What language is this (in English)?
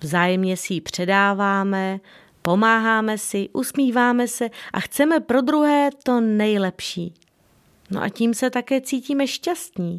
Czech